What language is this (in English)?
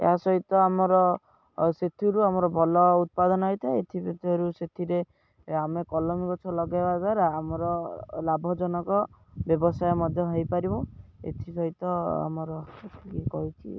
Odia